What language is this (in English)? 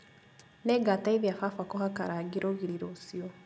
Kikuyu